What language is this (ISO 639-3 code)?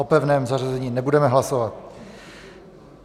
ces